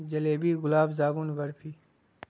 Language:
Urdu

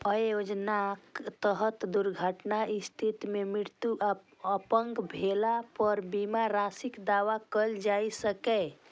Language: Maithili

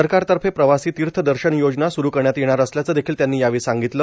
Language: Marathi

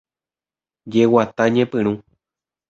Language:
Guarani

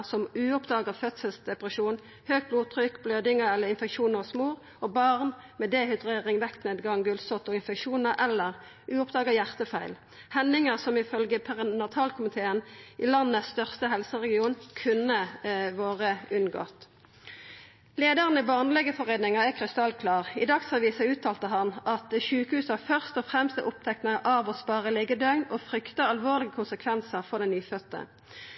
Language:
Norwegian Nynorsk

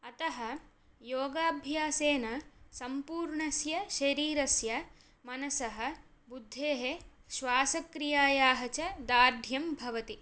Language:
Sanskrit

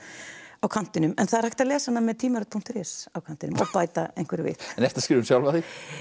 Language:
Icelandic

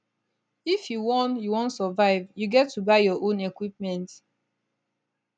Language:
Nigerian Pidgin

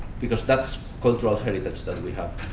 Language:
English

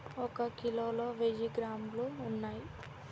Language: Telugu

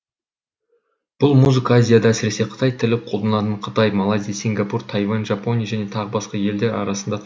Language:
Kazakh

